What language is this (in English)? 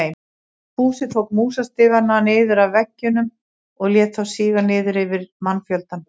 Icelandic